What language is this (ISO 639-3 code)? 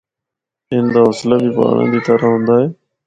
hno